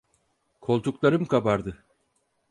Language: Turkish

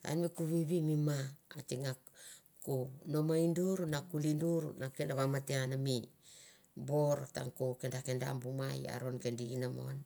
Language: Mandara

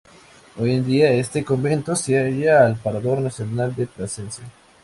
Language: Spanish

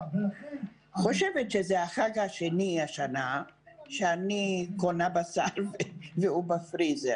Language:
Hebrew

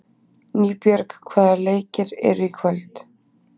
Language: Icelandic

